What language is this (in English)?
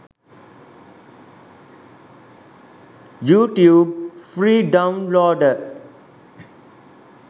Sinhala